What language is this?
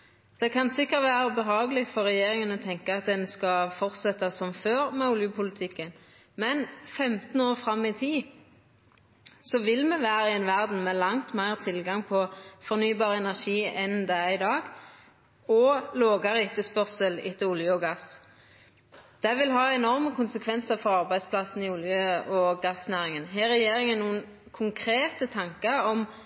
Norwegian Nynorsk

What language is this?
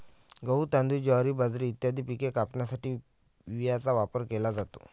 Marathi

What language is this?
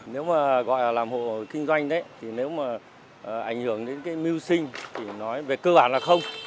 Vietnamese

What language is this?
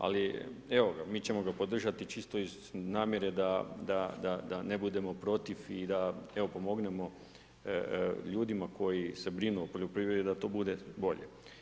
Croatian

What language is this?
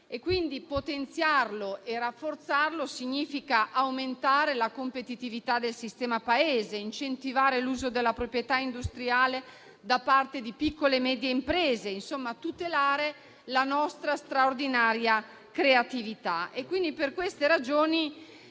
Italian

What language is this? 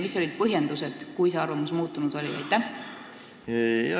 Estonian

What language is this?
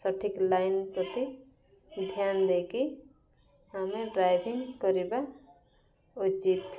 Odia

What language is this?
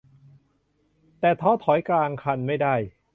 Thai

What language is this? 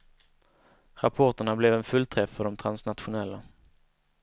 Swedish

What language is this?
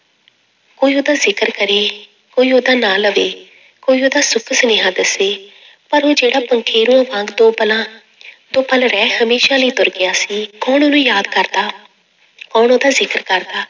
Punjabi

